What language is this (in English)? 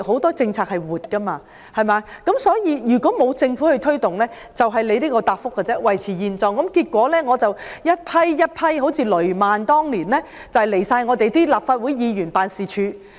Cantonese